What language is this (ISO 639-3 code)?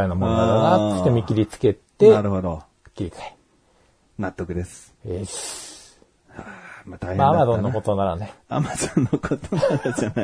jpn